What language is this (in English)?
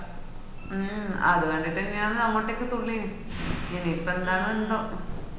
Malayalam